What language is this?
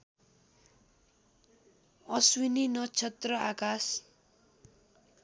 Nepali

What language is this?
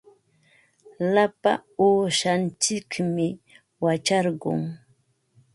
Ambo-Pasco Quechua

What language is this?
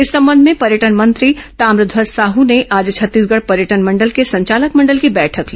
Hindi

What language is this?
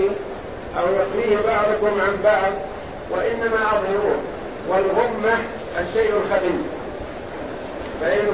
Arabic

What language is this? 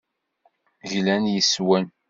Kabyle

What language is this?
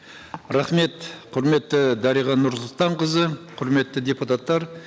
Kazakh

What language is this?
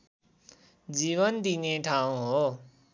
Nepali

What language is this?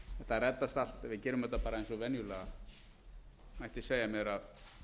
Icelandic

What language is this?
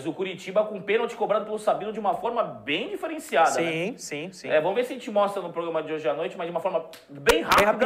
Portuguese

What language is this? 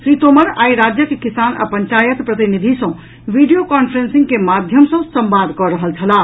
Maithili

